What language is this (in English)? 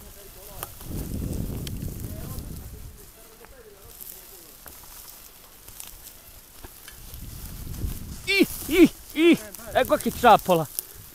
Italian